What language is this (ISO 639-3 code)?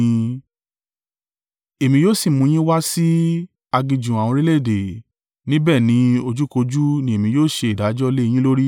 yor